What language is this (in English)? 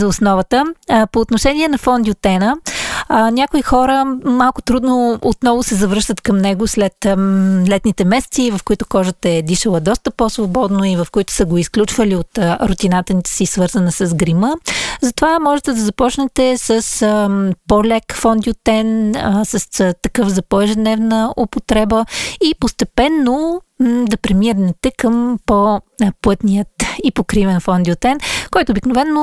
Bulgarian